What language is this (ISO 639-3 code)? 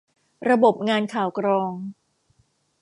tha